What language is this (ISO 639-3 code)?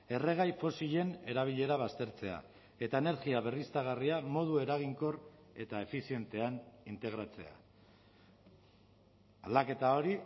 eus